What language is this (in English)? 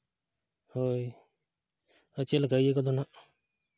Santali